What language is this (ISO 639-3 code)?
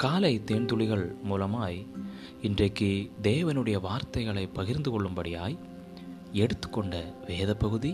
tam